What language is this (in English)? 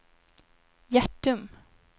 Swedish